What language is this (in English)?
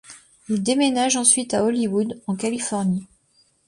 French